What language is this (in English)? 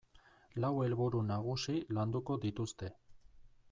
Basque